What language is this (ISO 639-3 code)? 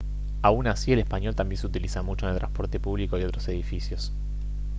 spa